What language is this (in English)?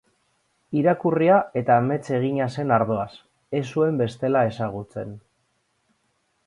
Basque